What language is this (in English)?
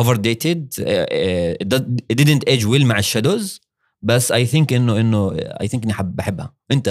Arabic